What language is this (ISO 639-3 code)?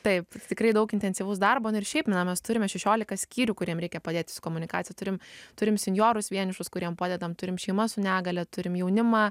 lit